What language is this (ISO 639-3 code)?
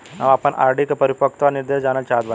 bho